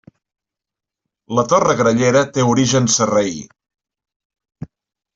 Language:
Catalan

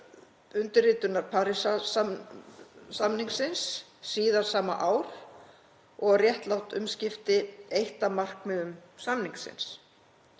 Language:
Icelandic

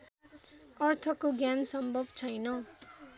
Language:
Nepali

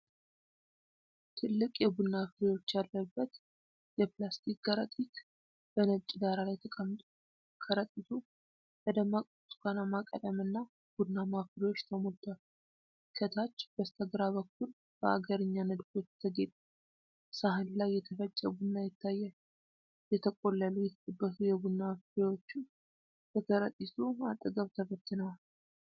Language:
Amharic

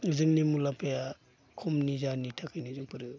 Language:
Bodo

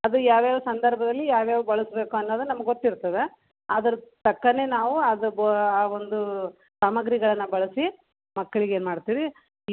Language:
Kannada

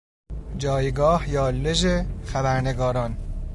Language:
Persian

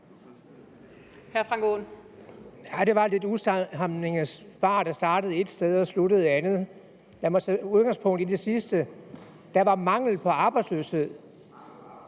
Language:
Danish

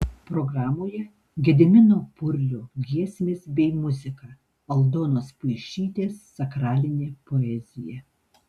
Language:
Lithuanian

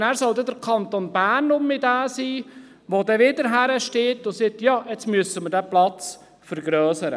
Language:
Swiss German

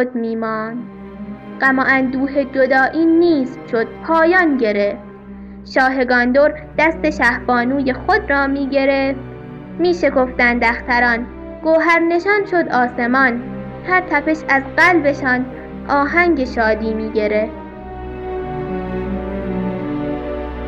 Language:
Persian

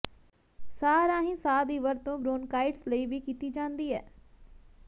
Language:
Punjabi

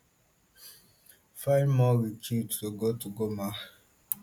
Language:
Nigerian Pidgin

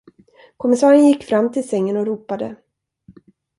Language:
Swedish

